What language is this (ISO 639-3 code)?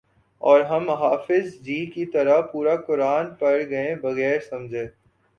urd